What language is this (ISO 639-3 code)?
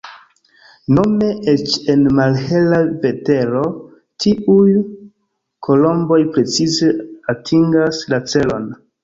epo